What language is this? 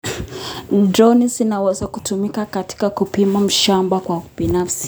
Kalenjin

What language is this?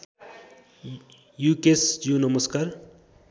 Nepali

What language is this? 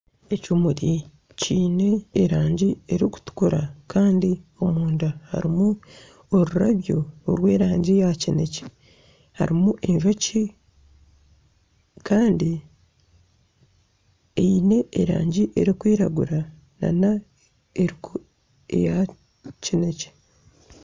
Nyankole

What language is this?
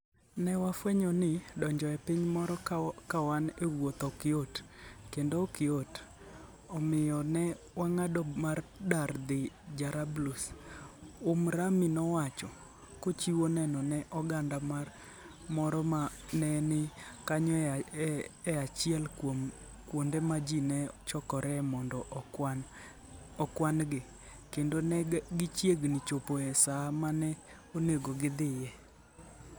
Luo (Kenya and Tanzania)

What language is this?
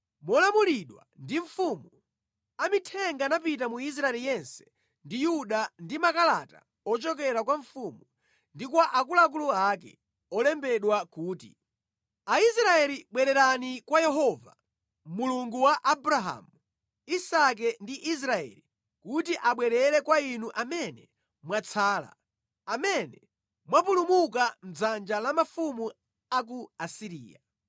Nyanja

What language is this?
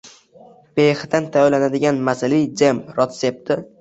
Uzbek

